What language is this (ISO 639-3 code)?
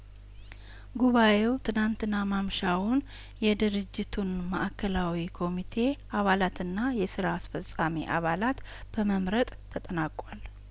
amh